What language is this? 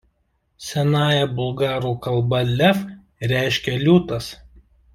Lithuanian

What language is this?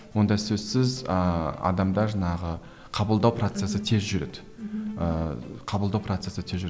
Kazakh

